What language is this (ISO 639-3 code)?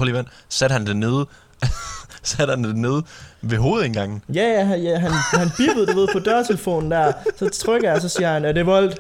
dan